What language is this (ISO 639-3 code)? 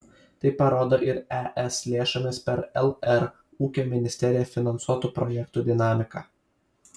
lit